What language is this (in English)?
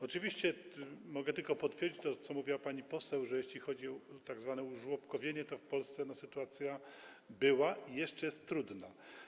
Polish